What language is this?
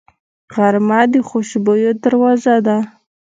Pashto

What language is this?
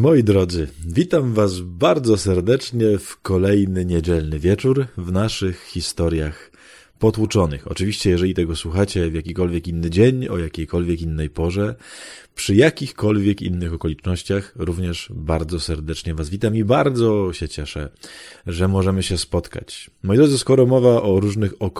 Polish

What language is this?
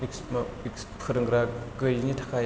Bodo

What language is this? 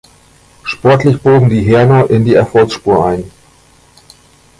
German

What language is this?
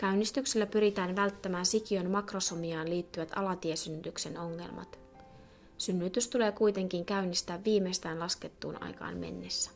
Finnish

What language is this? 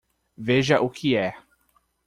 Portuguese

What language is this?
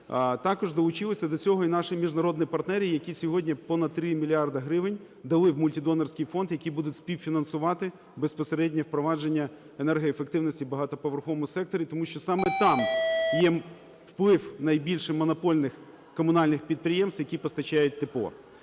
Ukrainian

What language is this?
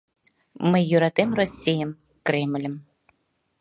Mari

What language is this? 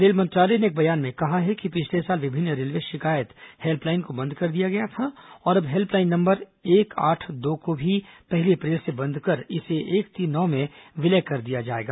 Hindi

